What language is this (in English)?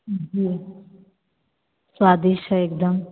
Hindi